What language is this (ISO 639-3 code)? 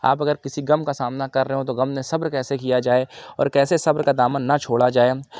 urd